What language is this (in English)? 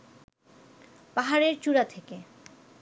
Bangla